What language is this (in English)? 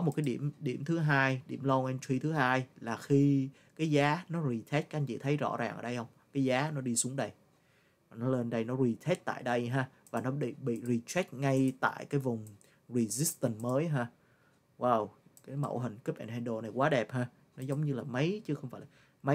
Vietnamese